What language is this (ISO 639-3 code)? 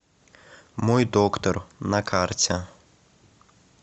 rus